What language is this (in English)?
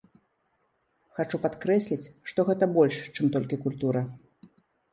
Belarusian